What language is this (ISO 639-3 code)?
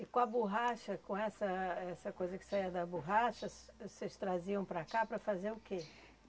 por